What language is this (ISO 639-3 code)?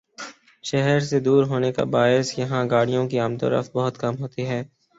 urd